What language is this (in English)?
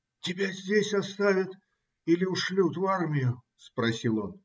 Russian